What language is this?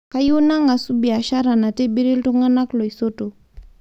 Masai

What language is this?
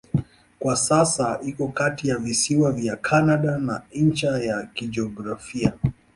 Swahili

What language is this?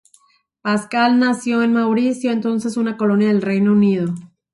Spanish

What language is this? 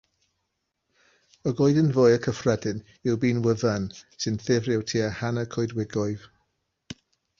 Welsh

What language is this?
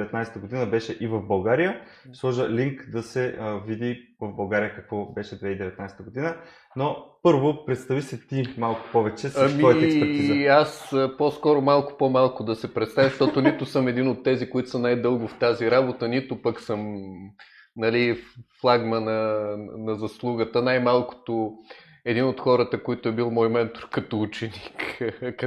Bulgarian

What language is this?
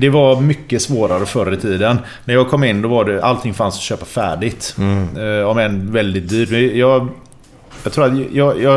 Swedish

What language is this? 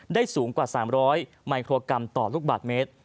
Thai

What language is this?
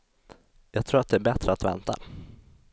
Swedish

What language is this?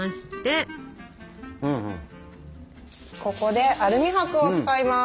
Japanese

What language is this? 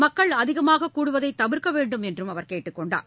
Tamil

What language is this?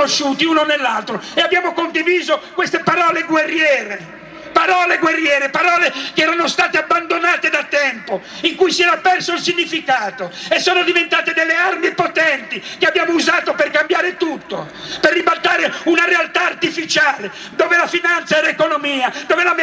Italian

